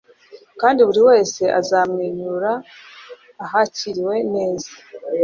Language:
Kinyarwanda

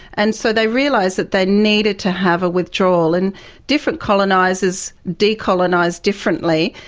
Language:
English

